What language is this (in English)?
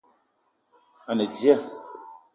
Eton (Cameroon)